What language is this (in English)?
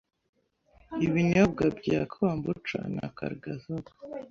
Kinyarwanda